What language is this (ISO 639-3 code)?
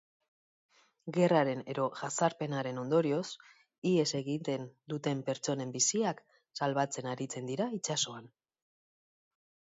eus